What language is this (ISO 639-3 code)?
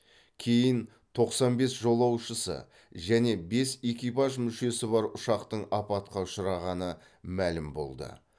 kaz